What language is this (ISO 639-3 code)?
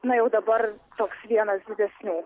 lit